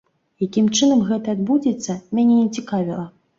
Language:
Belarusian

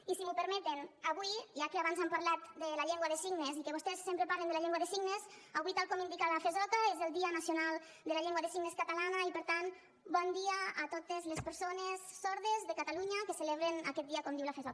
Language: Catalan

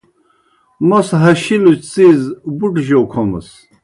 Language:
Kohistani Shina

